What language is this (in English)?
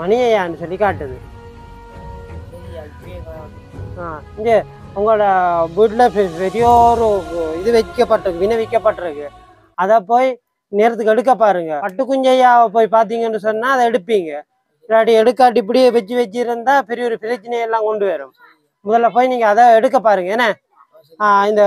Tamil